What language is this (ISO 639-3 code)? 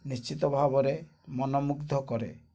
ori